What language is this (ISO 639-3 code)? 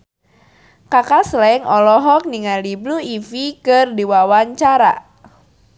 sun